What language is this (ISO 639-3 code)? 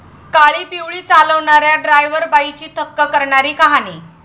mar